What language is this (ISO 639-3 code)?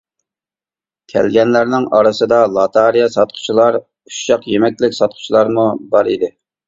uig